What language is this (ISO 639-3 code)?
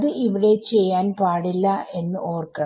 mal